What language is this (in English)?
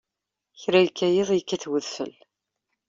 Kabyle